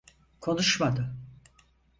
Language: Turkish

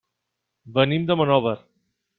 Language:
Catalan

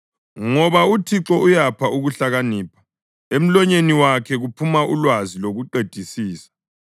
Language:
North Ndebele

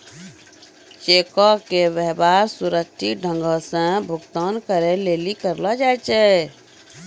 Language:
Maithili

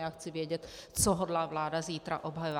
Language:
Czech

